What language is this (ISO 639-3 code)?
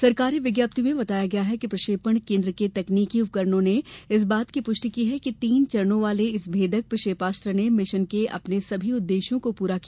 hin